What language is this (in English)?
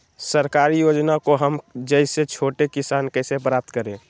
Magahi